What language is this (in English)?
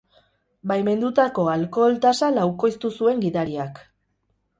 Basque